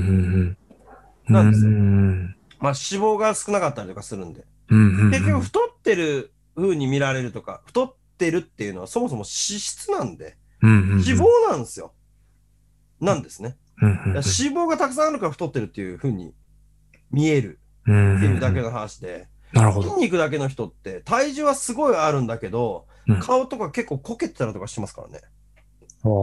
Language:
Japanese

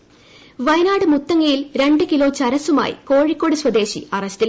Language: Malayalam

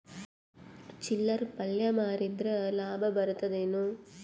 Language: Kannada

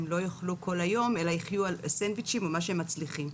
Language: Hebrew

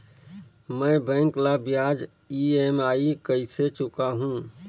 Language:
Chhattisgarhi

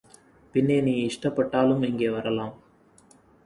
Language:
Tamil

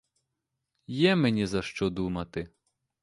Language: Ukrainian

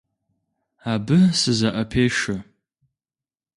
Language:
Kabardian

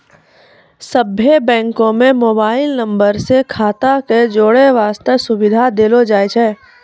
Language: Maithili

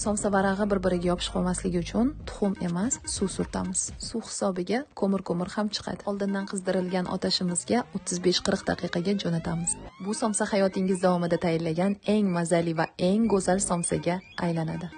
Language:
Turkish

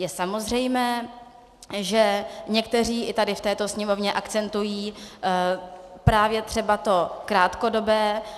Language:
Czech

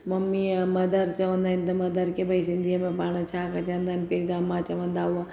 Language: Sindhi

